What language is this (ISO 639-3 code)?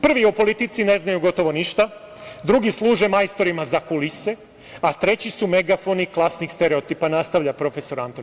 srp